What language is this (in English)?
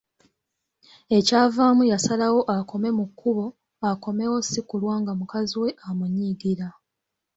Ganda